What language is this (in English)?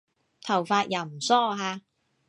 Cantonese